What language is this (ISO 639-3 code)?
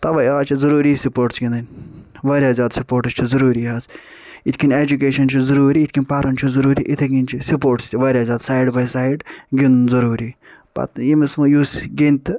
kas